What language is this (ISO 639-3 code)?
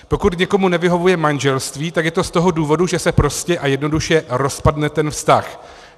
ces